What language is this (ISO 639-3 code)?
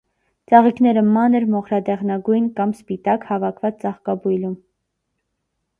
hye